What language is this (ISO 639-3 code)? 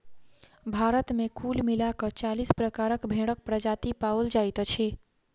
mai